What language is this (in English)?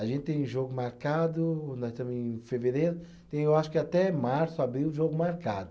Portuguese